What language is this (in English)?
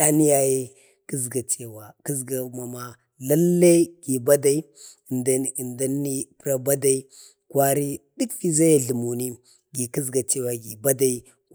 Bade